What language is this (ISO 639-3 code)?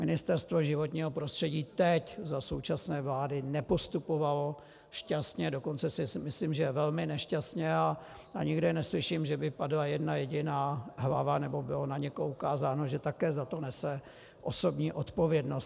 ces